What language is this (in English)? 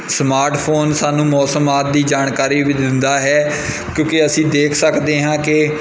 Punjabi